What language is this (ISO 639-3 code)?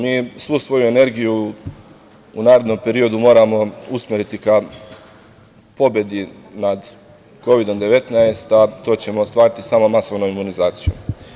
srp